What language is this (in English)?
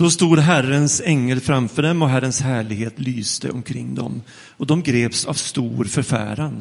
Swedish